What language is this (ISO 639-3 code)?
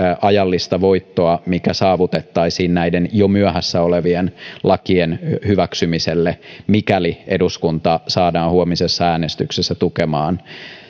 fin